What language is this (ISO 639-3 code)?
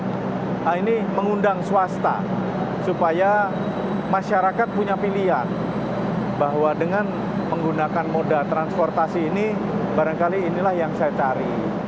ind